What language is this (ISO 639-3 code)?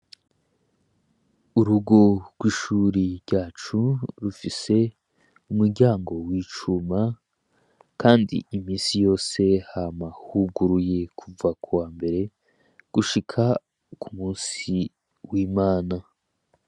run